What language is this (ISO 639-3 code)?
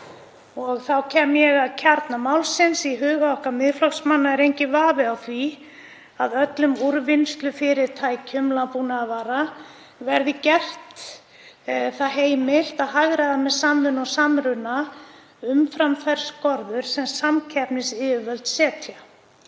isl